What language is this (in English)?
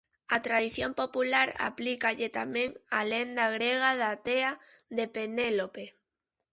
Galician